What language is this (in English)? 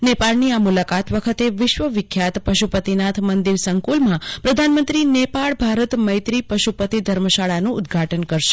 Gujarati